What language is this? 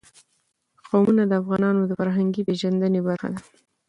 Pashto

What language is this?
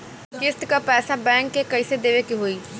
Bhojpuri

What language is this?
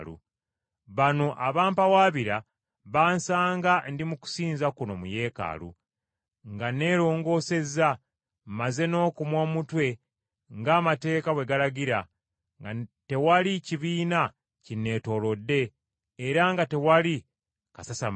Ganda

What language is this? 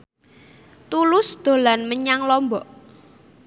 Javanese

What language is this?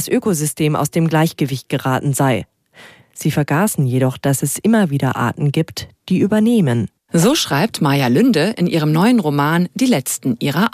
German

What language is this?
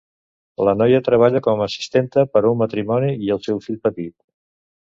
Catalan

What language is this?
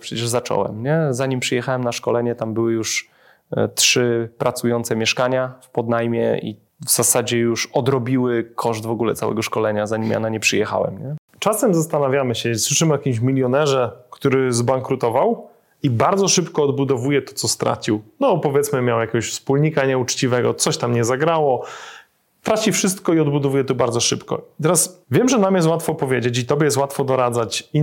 Polish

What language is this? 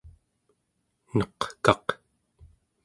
Central Yupik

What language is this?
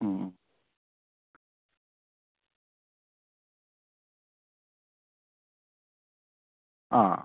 Malayalam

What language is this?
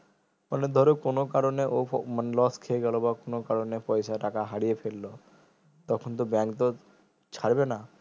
Bangla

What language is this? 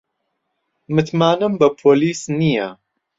Central Kurdish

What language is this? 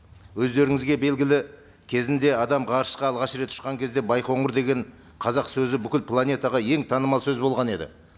Kazakh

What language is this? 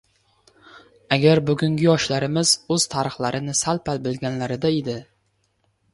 Uzbek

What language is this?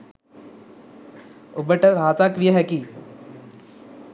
Sinhala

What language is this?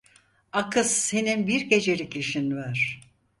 Turkish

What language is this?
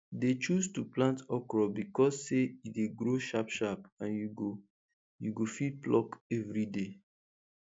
Nigerian Pidgin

